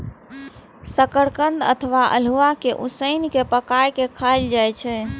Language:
Maithili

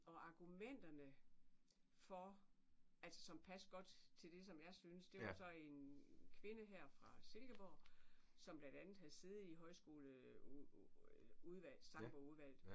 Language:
Danish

